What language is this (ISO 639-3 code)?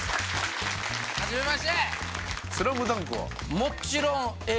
jpn